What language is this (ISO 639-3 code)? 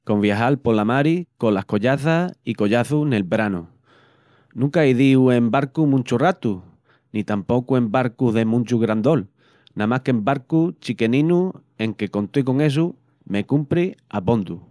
ext